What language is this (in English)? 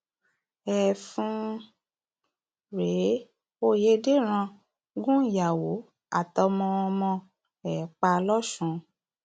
Yoruba